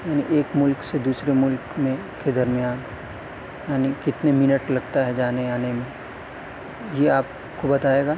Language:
Urdu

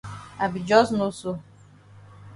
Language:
Cameroon Pidgin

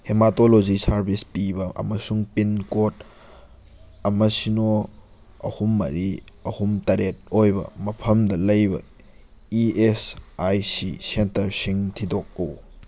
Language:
Manipuri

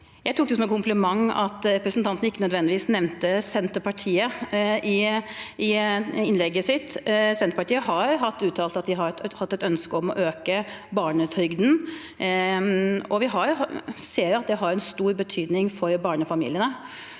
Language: Norwegian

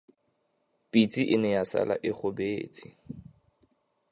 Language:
Tswana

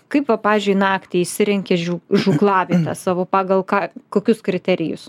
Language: Lithuanian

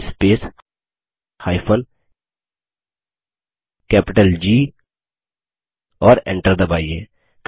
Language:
Hindi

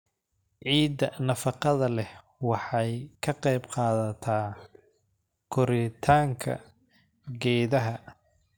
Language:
Somali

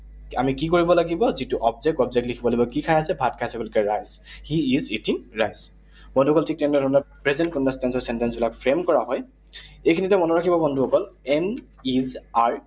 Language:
Assamese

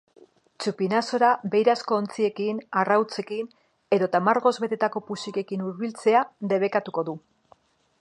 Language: Basque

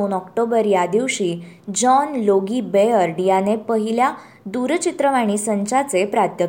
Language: Marathi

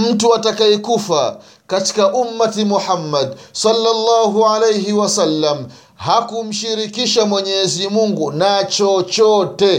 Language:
Swahili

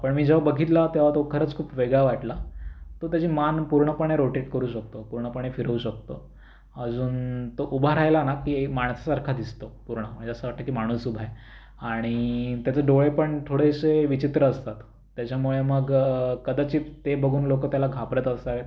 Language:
Marathi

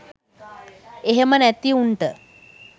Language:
Sinhala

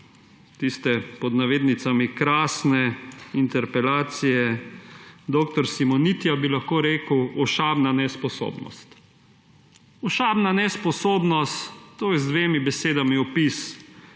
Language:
Slovenian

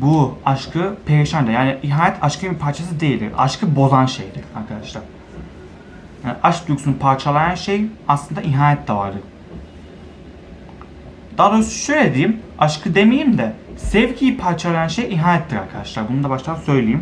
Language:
Turkish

